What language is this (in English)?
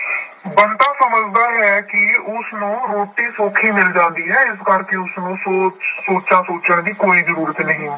Punjabi